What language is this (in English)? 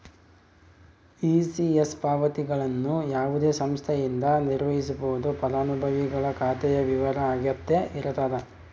Kannada